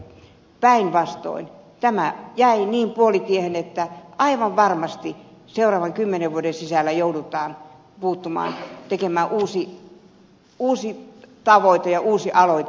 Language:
Finnish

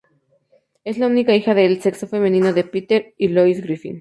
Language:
Spanish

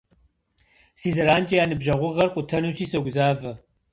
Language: Kabardian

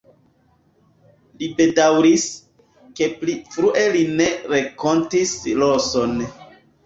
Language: Esperanto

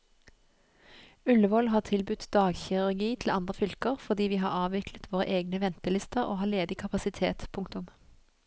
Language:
Norwegian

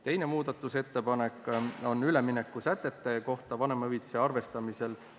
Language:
Estonian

